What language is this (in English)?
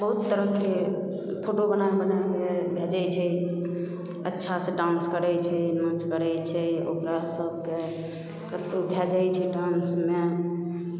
Maithili